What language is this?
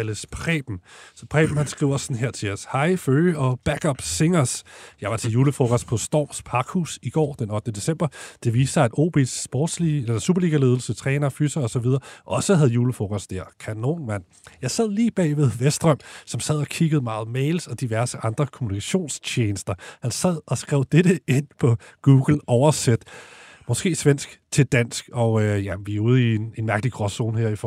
Danish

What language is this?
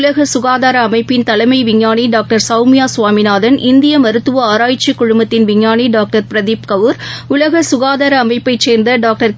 Tamil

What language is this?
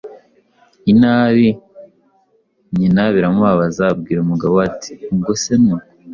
Kinyarwanda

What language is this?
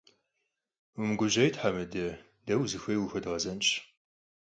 Kabardian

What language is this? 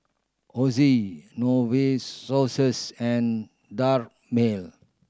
English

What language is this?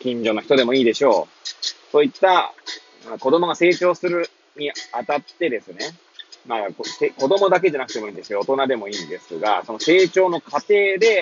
Japanese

